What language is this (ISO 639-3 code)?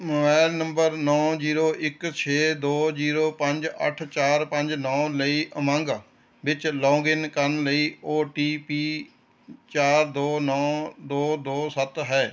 pan